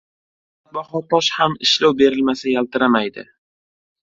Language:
Uzbek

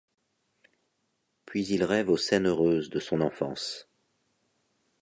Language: French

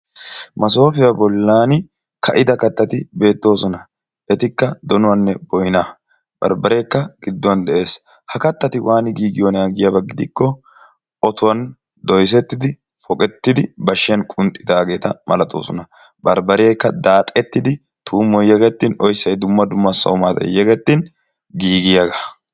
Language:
Wolaytta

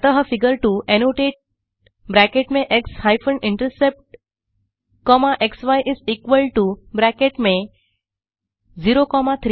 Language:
Hindi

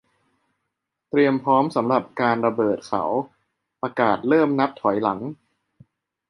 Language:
Thai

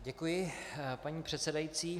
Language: Czech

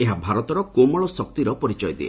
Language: Odia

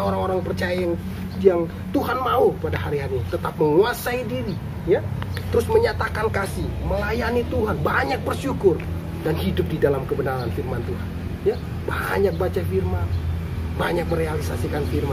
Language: Indonesian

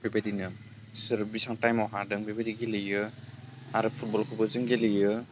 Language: Bodo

